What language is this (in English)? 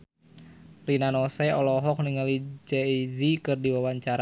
Sundanese